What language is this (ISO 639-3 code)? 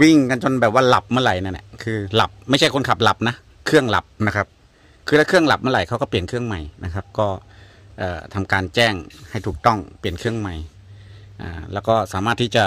tha